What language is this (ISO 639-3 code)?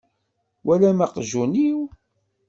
kab